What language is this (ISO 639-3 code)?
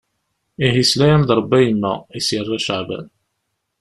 kab